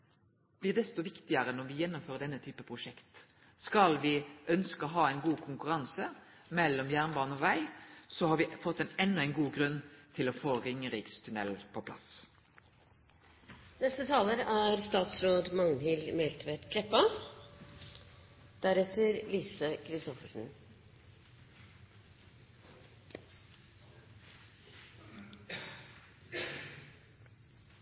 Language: Norwegian Nynorsk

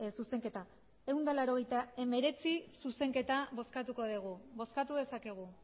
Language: Basque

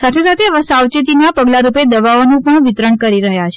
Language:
Gujarati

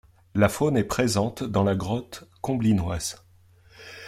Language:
French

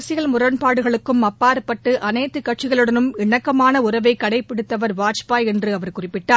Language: Tamil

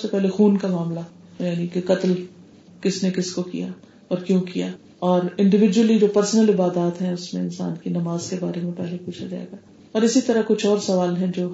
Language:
Urdu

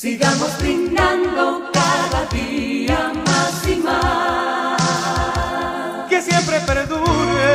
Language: Spanish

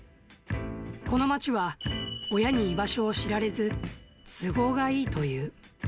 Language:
Japanese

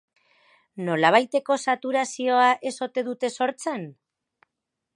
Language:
Basque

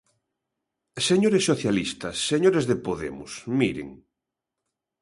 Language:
Galician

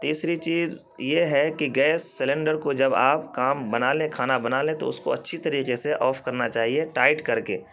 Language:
Urdu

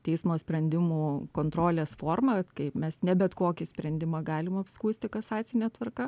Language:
Lithuanian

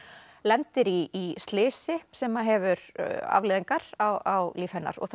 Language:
Icelandic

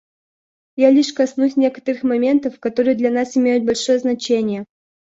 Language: Russian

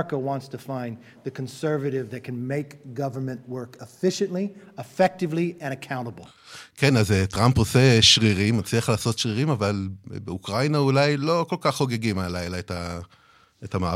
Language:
Hebrew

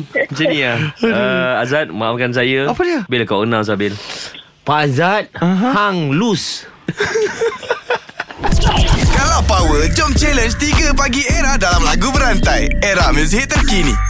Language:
Malay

